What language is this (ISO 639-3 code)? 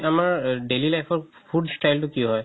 asm